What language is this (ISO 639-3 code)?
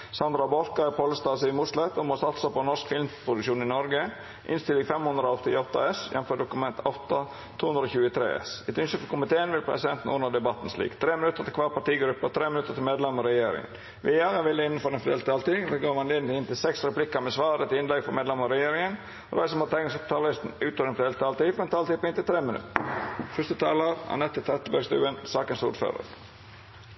nno